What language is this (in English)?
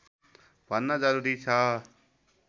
Nepali